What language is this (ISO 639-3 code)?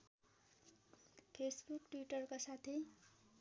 nep